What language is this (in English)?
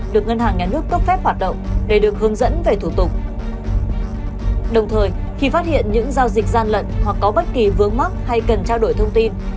Vietnamese